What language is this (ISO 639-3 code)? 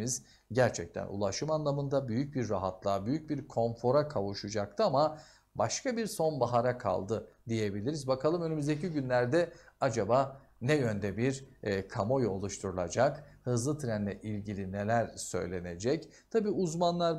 tur